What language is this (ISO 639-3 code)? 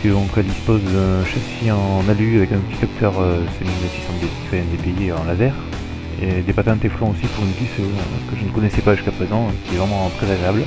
fra